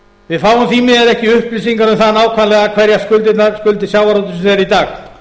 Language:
Icelandic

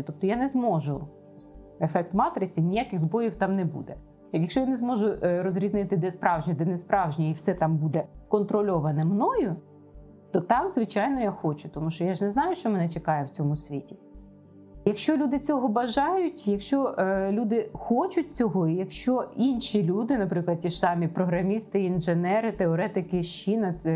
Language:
Ukrainian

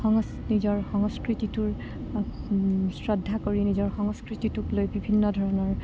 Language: Assamese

